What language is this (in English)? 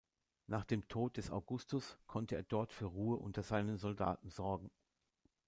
German